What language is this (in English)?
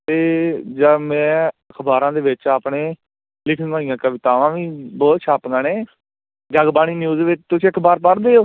Punjabi